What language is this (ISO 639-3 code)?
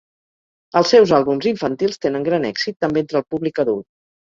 cat